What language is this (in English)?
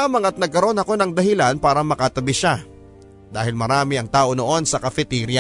Filipino